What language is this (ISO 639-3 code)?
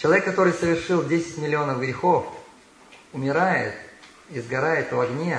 rus